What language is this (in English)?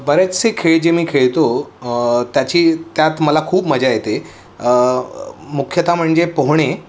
Marathi